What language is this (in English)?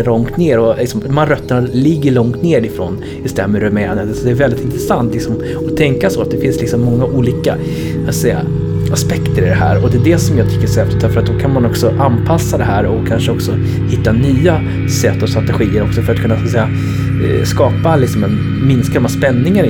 Swedish